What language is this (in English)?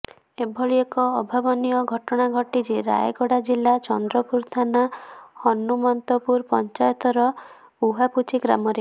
Odia